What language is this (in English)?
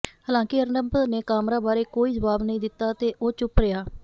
Punjabi